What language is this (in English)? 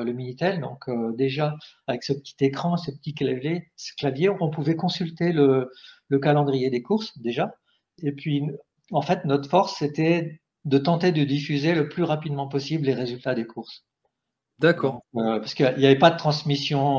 French